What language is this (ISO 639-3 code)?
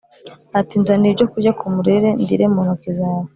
kin